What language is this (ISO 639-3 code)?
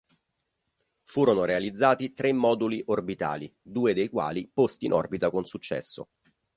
ita